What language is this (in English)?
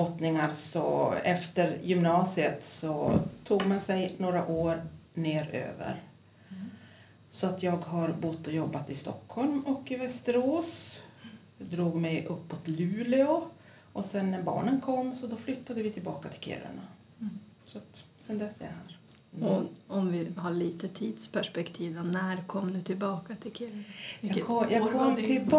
Swedish